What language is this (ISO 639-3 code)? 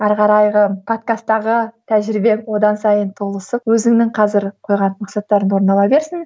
kaz